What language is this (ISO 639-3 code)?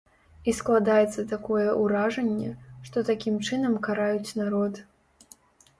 bel